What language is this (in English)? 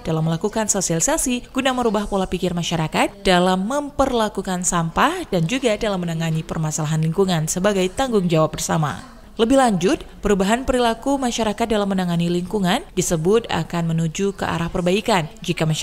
Indonesian